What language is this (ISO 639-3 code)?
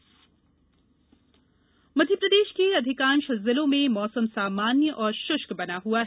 hin